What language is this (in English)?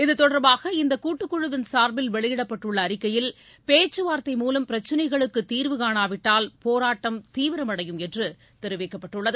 Tamil